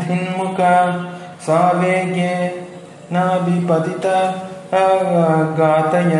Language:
Romanian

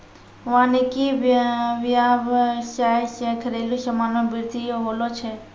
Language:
Maithili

